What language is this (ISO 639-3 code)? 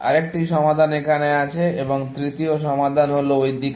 ben